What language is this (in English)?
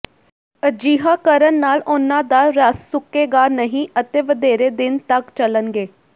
Punjabi